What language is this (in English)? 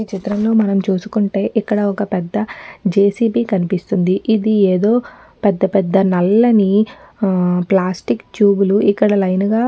Telugu